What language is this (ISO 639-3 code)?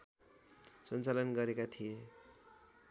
nep